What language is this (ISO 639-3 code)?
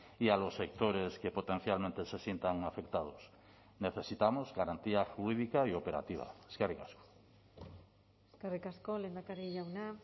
spa